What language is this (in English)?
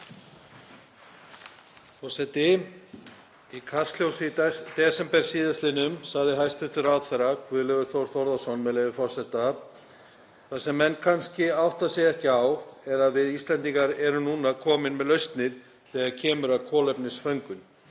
Icelandic